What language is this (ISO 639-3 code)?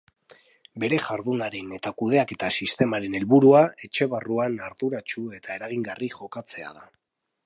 eus